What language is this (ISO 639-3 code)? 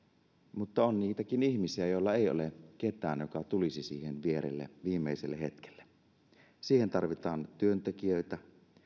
fin